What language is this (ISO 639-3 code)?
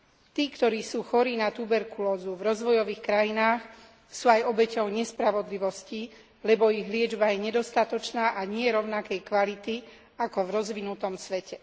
slk